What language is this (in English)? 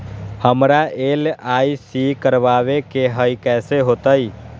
Magahi